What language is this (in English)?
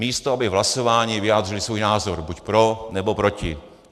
Czech